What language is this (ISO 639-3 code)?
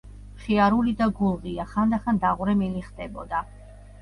kat